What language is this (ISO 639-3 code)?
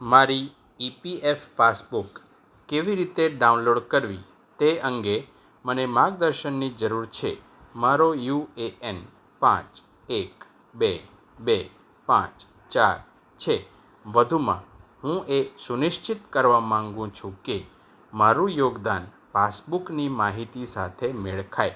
guj